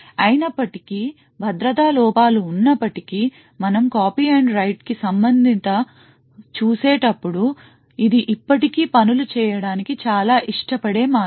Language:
Telugu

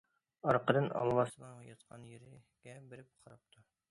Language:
Uyghur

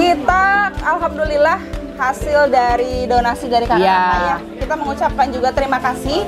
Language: Indonesian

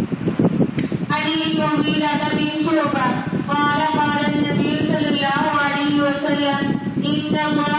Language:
Urdu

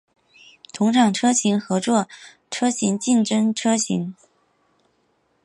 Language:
Chinese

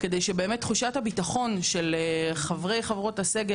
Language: Hebrew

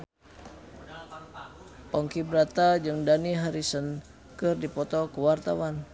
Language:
Sundanese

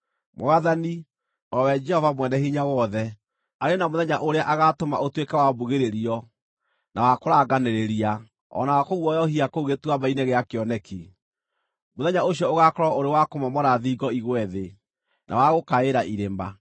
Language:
Kikuyu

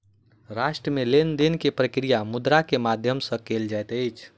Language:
Maithili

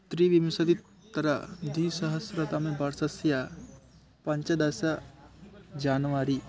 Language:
Sanskrit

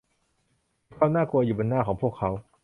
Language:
Thai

